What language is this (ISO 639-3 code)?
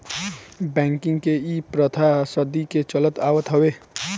bho